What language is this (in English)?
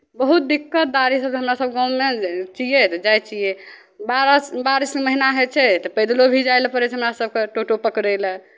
Maithili